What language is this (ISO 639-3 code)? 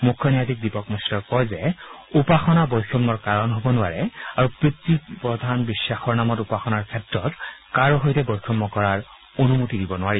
asm